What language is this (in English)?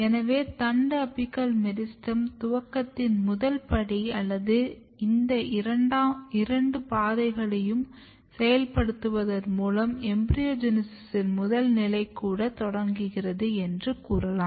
Tamil